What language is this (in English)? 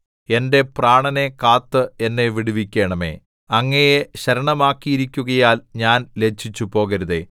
Malayalam